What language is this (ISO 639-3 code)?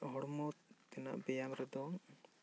sat